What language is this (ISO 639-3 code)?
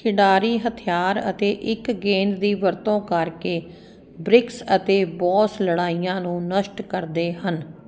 pan